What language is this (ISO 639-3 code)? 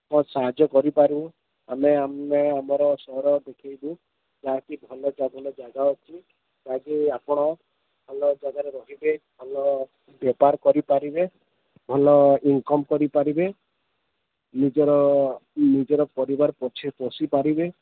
ori